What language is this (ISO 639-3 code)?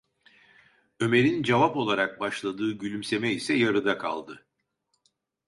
tur